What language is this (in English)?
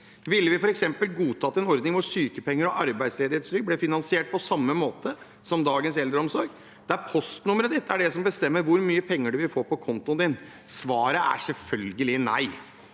Norwegian